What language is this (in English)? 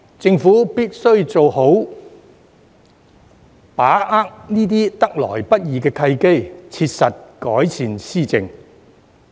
Cantonese